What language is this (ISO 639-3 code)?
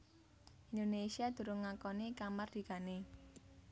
jav